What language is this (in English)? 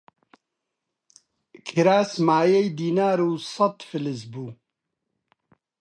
Central Kurdish